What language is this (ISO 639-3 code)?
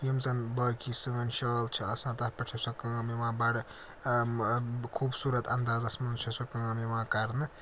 kas